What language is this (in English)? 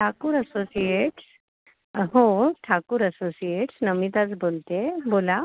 Marathi